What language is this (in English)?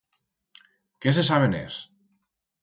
Aragonese